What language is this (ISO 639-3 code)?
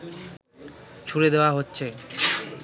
ben